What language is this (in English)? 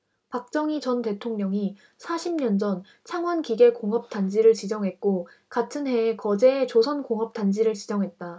Korean